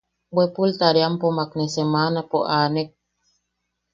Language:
Yaqui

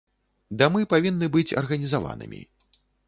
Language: Belarusian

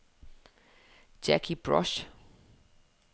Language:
Danish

